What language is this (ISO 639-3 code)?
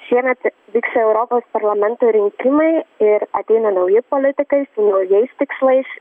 lit